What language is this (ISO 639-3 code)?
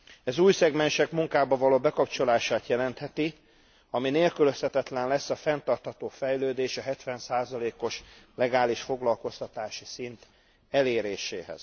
hun